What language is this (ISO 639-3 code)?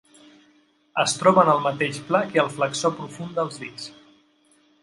cat